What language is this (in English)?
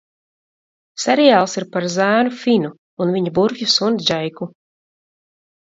Latvian